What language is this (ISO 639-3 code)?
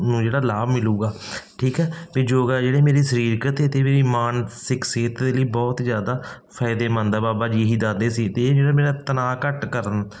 pan